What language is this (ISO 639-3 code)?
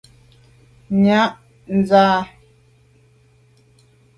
byv